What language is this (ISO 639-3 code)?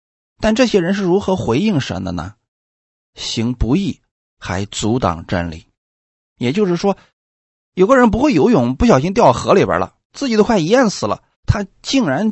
zho